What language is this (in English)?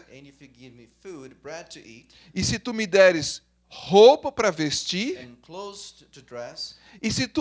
Portuguese